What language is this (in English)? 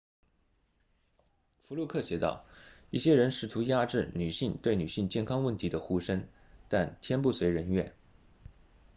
Chinese